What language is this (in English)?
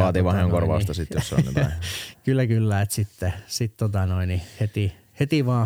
Finnish